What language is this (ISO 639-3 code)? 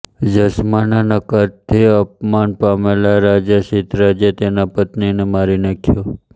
guj